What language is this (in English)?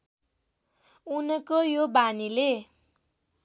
Nepali